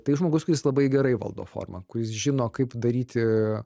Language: Lithuanian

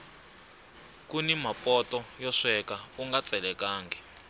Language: Tsonga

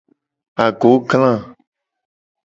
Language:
Gen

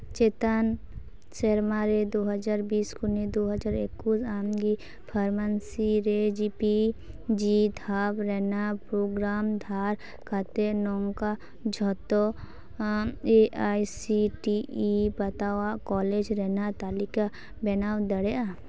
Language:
Santali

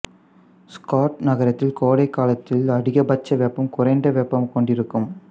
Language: Tamil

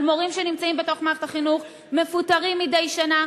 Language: Hebrew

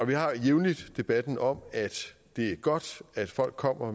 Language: Danish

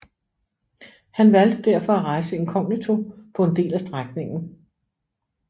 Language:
Danish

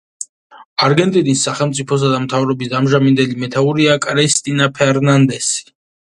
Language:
Georgian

